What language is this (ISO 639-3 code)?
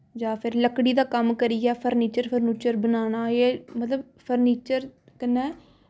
doi